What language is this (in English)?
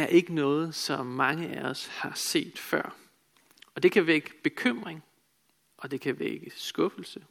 Danish